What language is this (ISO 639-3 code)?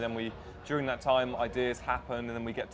ind